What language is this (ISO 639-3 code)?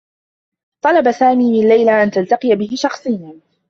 ara